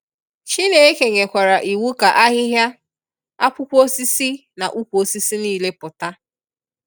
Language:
Igbo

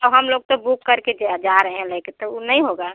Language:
Hindi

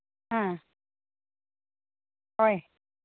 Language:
Manipuri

